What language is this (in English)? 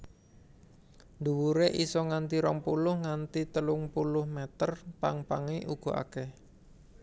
Javanese